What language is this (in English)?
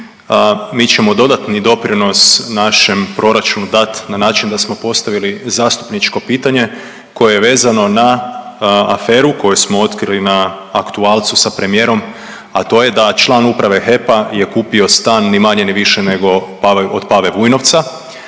Croatian